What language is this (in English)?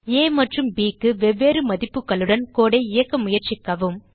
Tamil